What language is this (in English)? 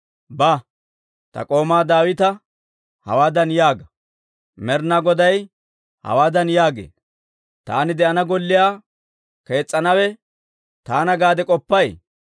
Dawro